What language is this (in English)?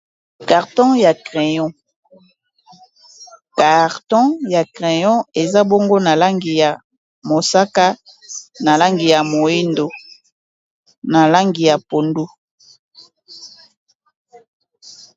Lingala